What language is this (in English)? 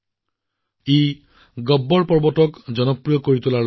Assamese